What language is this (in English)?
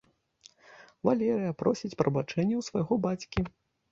Belarusian